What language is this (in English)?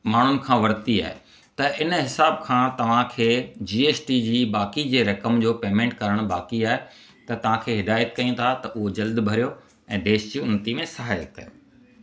Sindhi